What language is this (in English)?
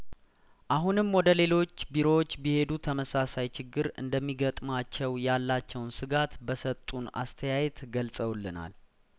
Amharic